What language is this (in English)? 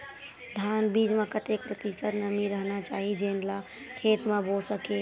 Chhattisgarhi